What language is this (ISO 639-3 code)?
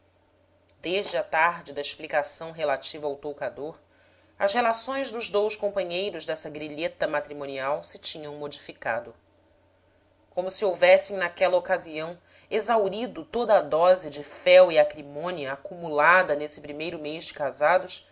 por